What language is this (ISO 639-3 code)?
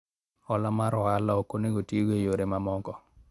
luo